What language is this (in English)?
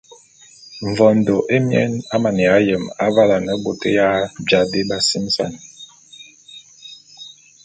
Bulu